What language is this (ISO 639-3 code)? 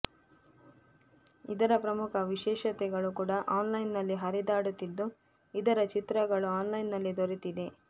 kan